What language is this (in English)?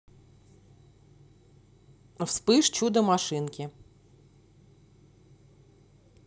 Russian